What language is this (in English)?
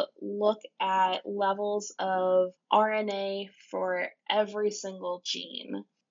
English